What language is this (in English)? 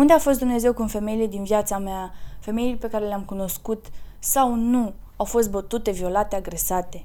Romanian